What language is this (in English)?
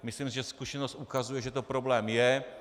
Czech